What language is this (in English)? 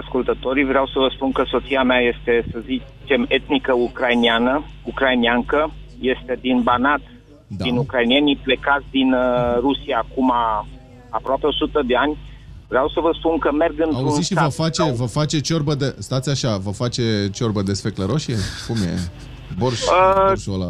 Romanian